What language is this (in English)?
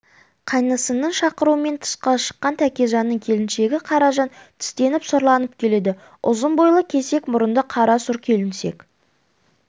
Kazakh